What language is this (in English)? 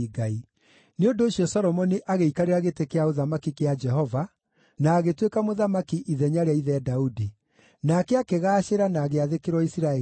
Kikuyu